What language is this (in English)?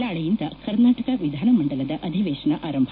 Kannada